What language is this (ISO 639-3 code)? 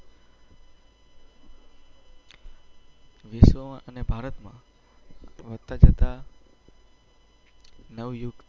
guj